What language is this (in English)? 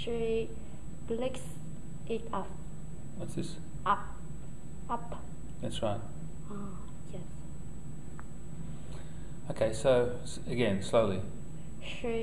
English